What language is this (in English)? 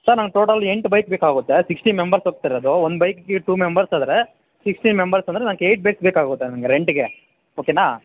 Kannada